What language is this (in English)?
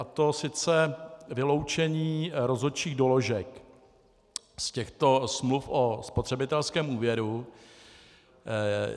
Czech